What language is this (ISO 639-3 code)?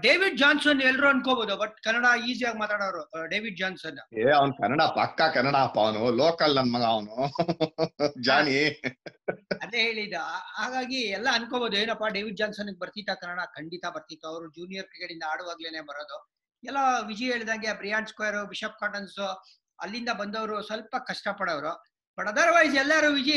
kan